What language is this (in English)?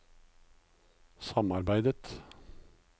Norwegian